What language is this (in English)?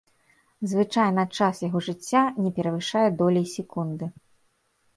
Belarusian